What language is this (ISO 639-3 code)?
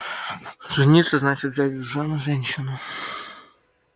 rus